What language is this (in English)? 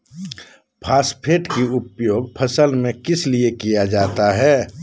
Magahi